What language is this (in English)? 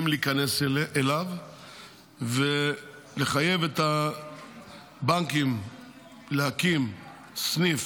Hebrew